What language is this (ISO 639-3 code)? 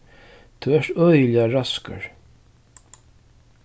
fao